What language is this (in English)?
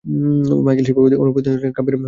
Bangla